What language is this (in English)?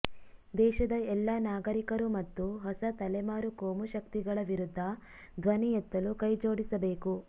Kannada